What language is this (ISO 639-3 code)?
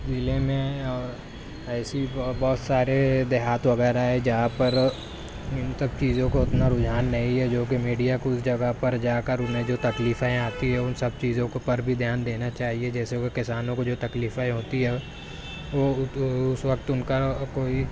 urd